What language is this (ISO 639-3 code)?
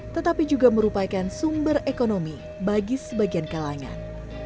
ind